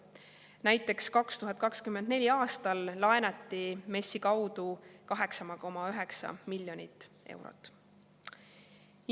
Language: Estonian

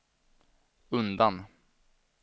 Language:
Swedish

